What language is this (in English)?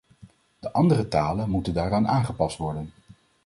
Dutch